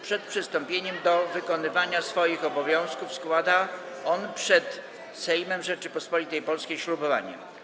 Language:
Polish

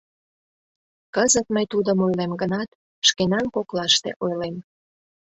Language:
Mari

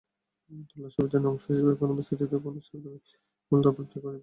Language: Bangla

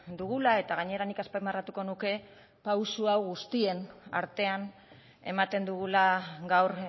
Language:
Basque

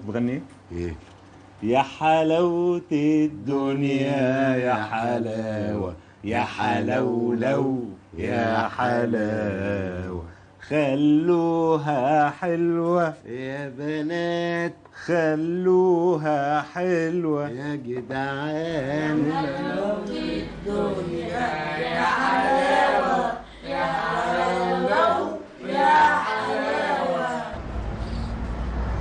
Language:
Arabic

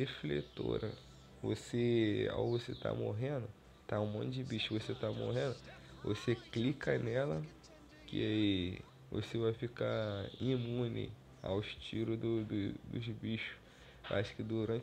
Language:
Portuguese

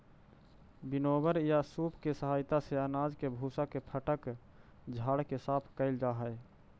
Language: Magahi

